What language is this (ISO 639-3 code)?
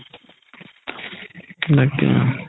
asm